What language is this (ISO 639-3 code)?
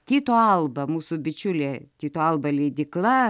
lit